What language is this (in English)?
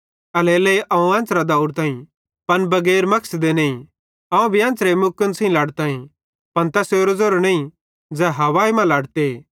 Bhadrawahi